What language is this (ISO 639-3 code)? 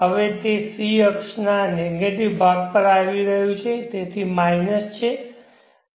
guj